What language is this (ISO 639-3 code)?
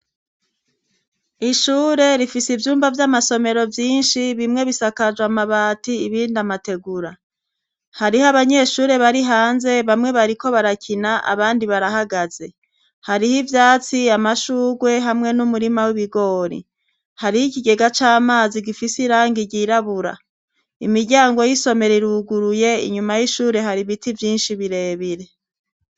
run